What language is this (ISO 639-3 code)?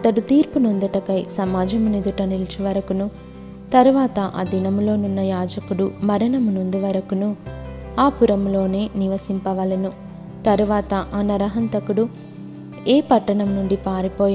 tel